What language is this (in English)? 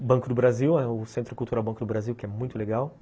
Portuguese